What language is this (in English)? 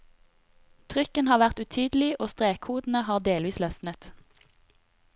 Norwegian